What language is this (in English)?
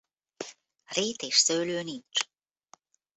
Hungarian